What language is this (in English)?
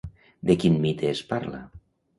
Catalan